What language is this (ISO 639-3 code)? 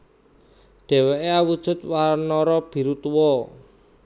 jav